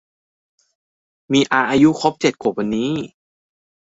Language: Thai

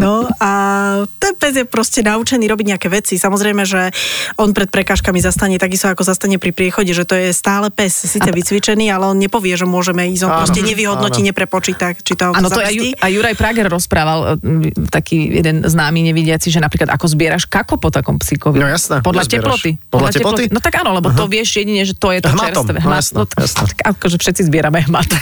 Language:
Slovak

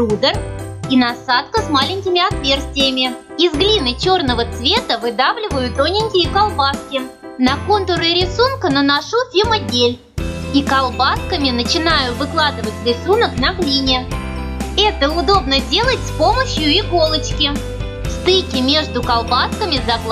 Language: Russian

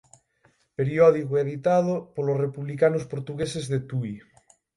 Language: Galician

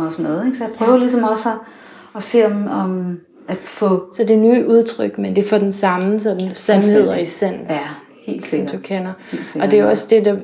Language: Danish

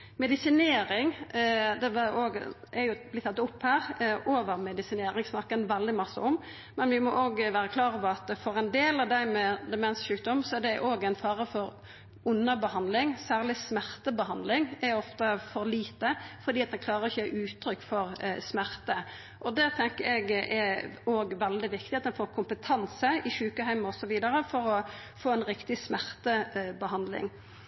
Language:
Norwegian Nynorsk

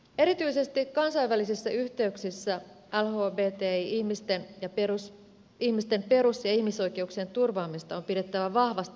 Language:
Finnish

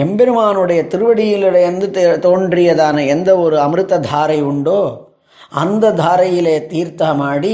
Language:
Tamil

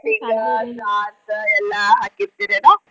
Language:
Kannada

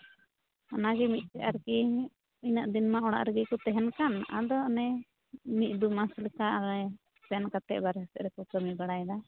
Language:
Santali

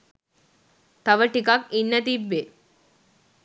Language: Sinhala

